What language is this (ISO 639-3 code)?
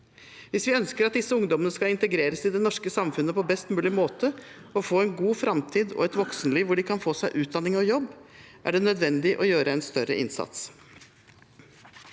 nor